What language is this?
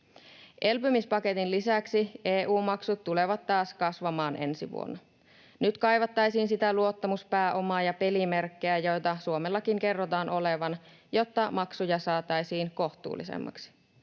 Finnish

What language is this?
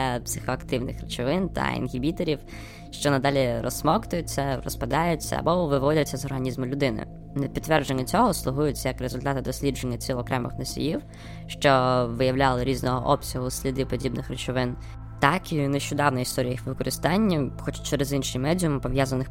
Ukrainian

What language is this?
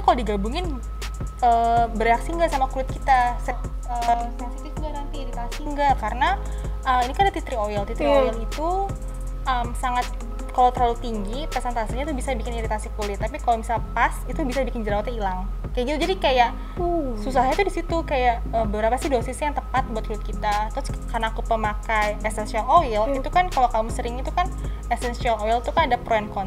Indonesian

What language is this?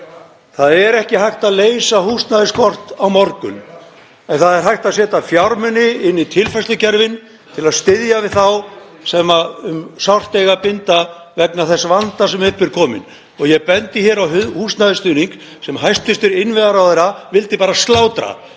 Icelandic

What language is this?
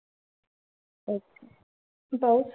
Marathi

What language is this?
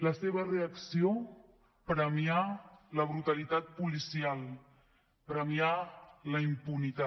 Catalan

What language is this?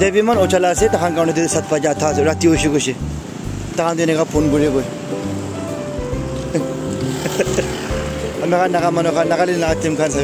Korean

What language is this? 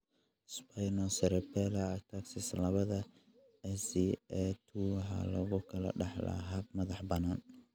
Somali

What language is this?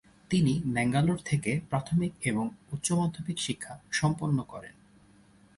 Bangla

